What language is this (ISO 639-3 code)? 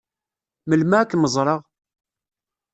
kab